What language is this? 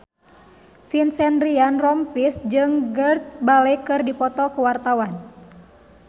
Sundanese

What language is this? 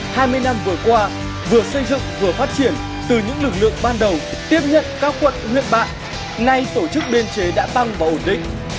Vietnamese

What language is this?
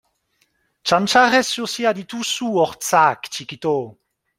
Basque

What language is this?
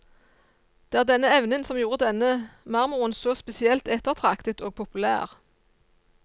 Norwegian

